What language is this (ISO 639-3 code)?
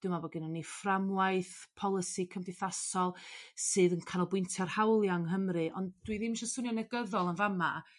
cym